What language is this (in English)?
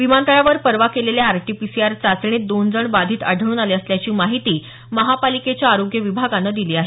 Marathi